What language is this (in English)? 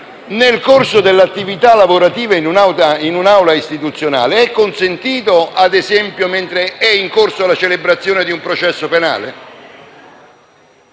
Italian